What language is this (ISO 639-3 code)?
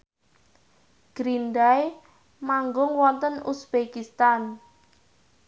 jav